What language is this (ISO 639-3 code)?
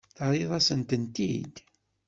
kab